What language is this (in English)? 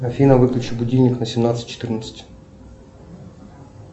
Russian